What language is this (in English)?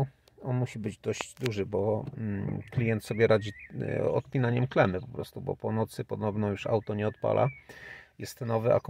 Polish